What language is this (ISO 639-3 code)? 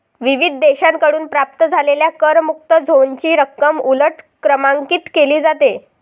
mar